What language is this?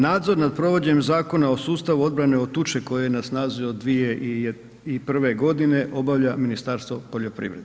Croatian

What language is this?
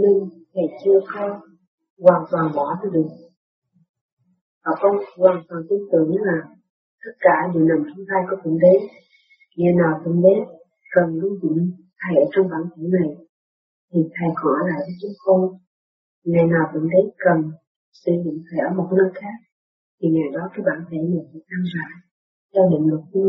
Vietnamese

